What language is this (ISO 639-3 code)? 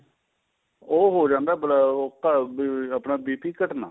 pan